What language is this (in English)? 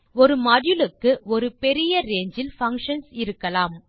Tamil